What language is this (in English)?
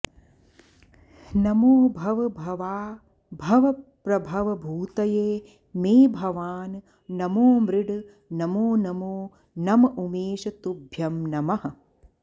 Sanskrit